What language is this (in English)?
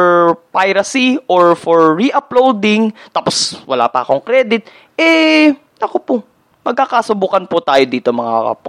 Filipino